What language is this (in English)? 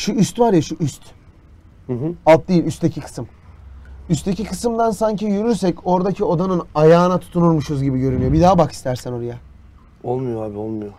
Turkish